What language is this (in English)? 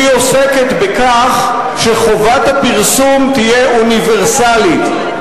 Hebrew